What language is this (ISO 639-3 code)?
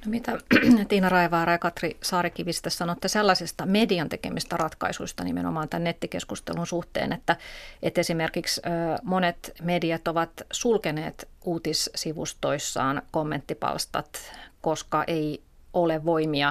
fin